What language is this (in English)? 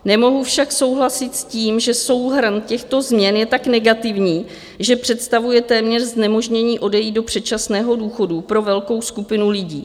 Czech